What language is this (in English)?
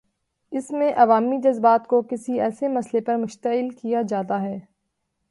Urdu